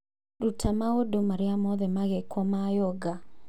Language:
Kikuyu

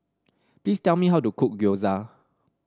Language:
English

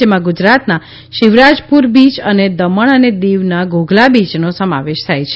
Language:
Gujarati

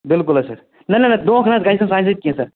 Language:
Kashmiri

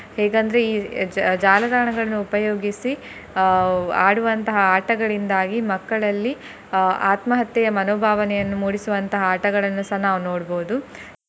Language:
Kannada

